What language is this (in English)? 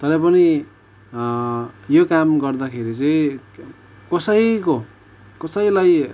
Nepali